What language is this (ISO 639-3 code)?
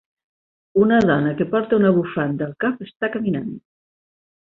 cat